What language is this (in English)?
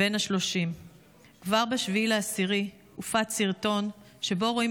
Hebrew